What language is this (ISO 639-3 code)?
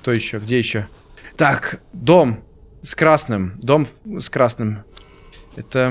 rus